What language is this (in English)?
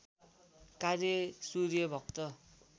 Nepali